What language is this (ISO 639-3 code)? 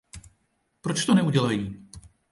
ces